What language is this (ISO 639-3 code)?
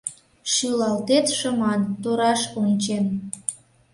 chm